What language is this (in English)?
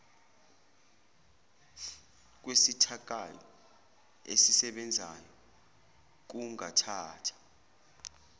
Zulu